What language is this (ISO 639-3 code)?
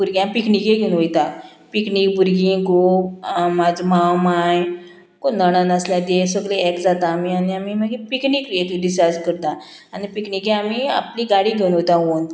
kok